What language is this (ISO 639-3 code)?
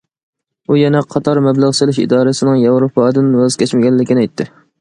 uig